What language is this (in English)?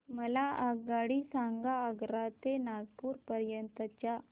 Marathi